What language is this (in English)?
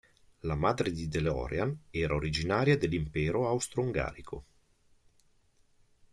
Italian